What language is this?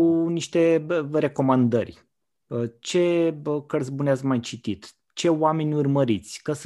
Romanian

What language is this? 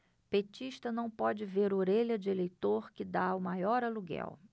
Portuguese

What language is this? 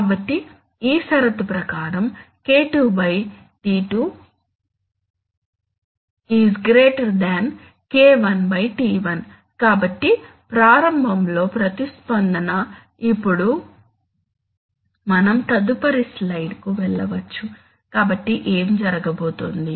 Telugu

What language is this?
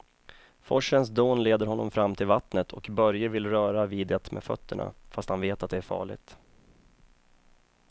Swedish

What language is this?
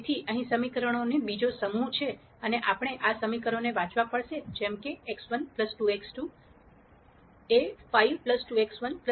Gujarati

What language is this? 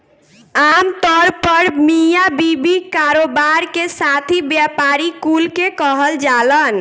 Bhojpuri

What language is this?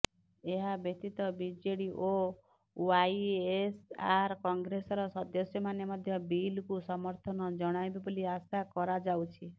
Odia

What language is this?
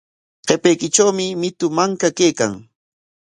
Corongo Ancash Quechua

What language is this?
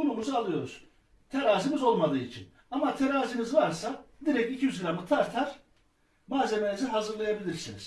Turkish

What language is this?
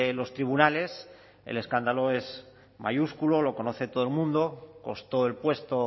Spanish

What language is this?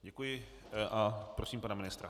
Czech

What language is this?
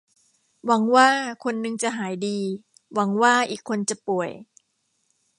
Thai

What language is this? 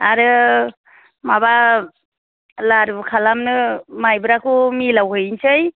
Bodo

